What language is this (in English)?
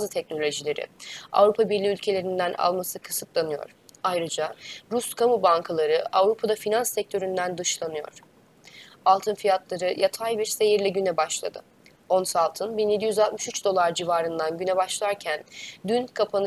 Turkish